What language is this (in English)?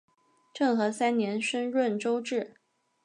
Chinese